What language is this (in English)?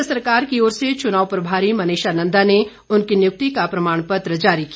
Hindi